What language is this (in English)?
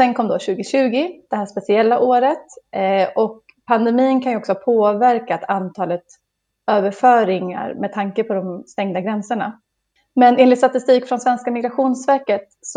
Swedish